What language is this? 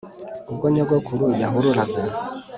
Kinyarwanda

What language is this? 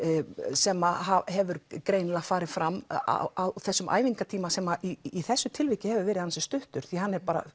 Icelandic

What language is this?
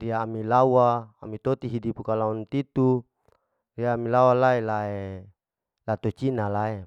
Larike-Wakasihu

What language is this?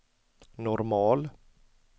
Swedish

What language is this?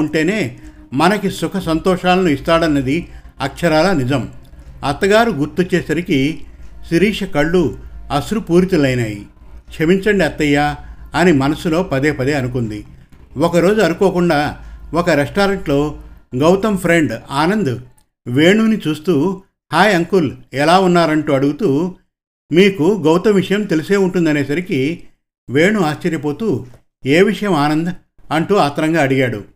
Telugu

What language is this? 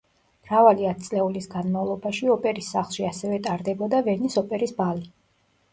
Georgian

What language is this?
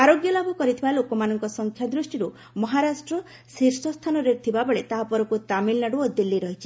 Odia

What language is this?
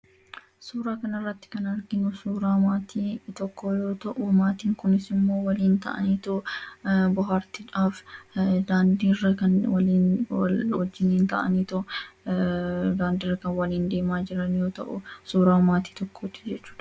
Oromo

